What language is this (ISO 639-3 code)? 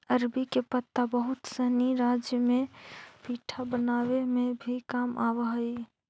mag